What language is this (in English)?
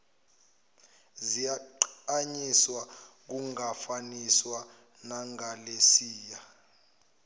Zulu